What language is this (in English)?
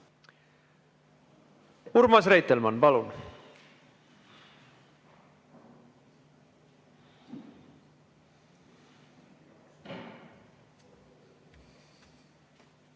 Estonian